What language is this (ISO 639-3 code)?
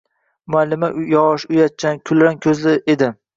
uzb